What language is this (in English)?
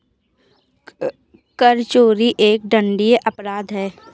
Hindi